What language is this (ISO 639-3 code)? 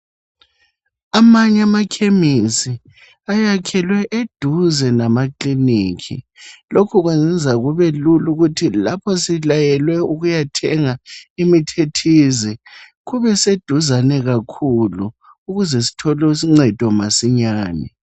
nde